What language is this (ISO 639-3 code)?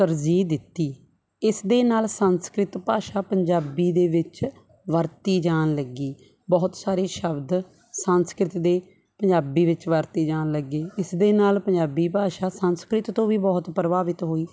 pan